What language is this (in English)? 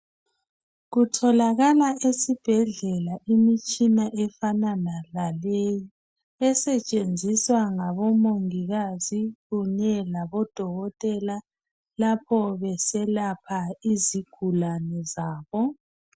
North Ndebele